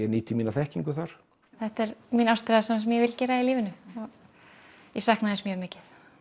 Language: Icelandic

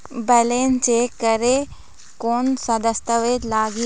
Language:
Chhattisgarhi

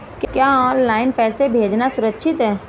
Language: Hindi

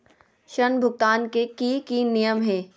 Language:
Magahi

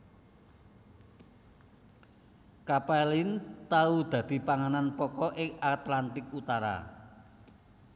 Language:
Javanese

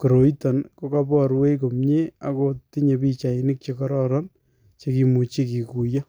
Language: Kalenjin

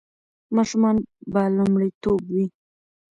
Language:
Pashto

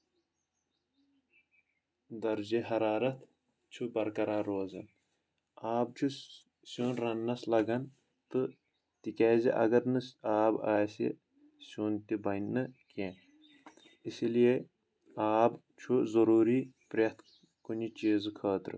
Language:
Kashmiri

